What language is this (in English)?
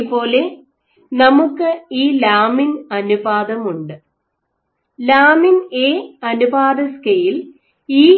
Malayalam